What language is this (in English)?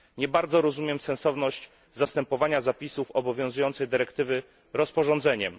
Polish